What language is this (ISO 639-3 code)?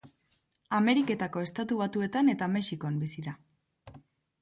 eus